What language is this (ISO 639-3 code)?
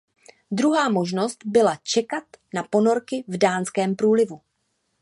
ces